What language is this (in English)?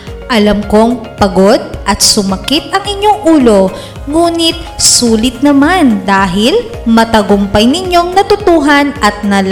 Filipino